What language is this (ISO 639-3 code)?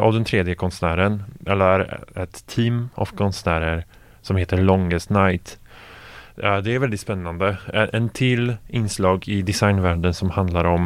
swe